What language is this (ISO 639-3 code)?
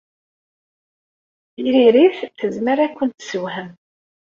kab